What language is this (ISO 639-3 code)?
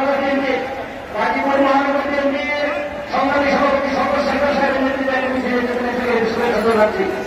ben